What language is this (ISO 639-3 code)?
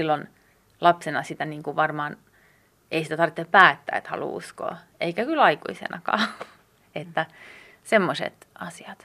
fin